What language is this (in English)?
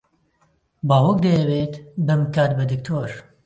Central Kurdish